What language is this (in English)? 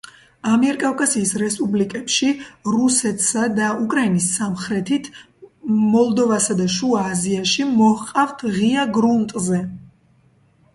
Georgian